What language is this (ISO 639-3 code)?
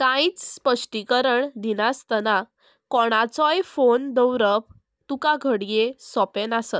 kok